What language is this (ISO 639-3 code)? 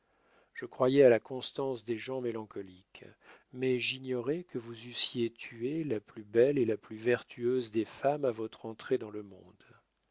fra